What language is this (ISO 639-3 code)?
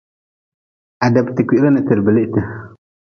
nmz